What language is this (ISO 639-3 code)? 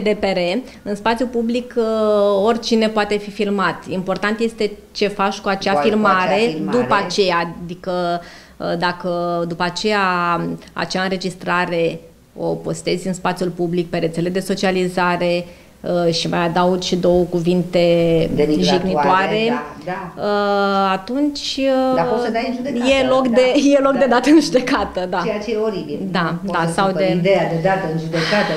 ron